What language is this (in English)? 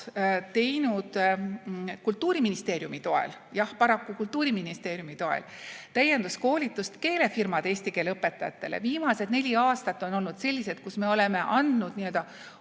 Estonian